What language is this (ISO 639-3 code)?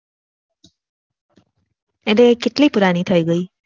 guj